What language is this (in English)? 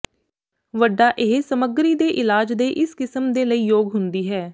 Punjabi